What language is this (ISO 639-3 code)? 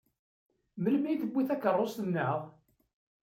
kab